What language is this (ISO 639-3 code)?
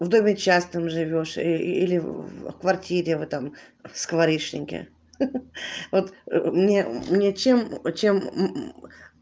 rus